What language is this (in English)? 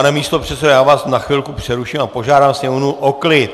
Czech